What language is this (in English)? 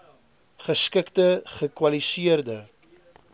Afrikaans